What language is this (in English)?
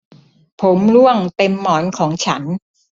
Thai